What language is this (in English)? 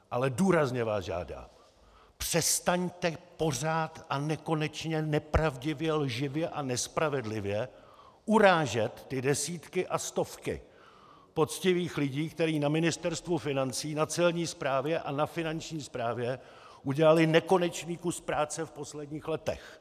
Czech